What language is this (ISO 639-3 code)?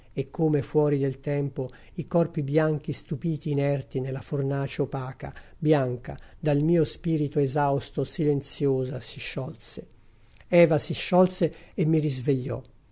ita